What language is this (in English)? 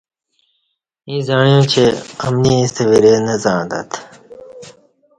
Kati